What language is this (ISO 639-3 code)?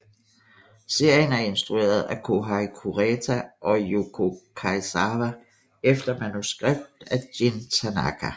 dan